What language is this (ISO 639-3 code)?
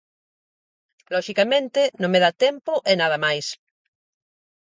glg